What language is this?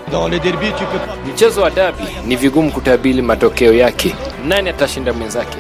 Swahili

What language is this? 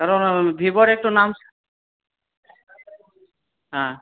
Bangla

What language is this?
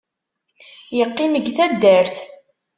Kabyle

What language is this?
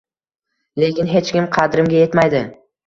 Uzbek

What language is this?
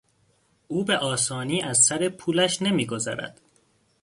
Persian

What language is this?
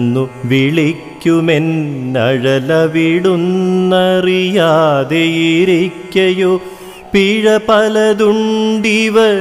Malayalam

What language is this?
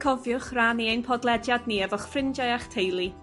Welsh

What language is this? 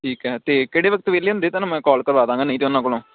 Punjabi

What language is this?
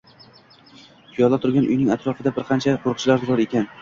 Uzbek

